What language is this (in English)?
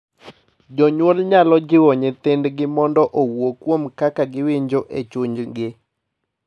Luo (Kenya and Tanzania)